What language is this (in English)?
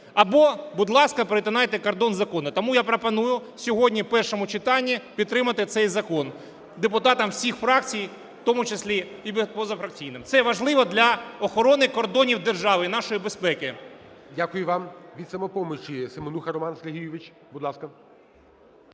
Ukrainian